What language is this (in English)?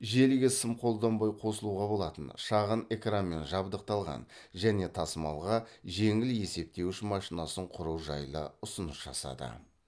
Kazakh